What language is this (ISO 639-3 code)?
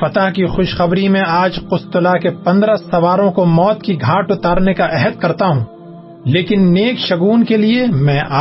urd